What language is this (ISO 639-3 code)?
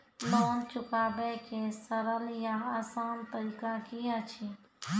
mai